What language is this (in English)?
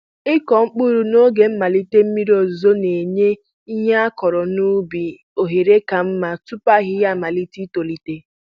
Igbo